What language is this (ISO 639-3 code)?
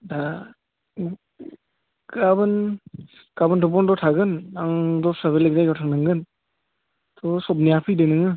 brx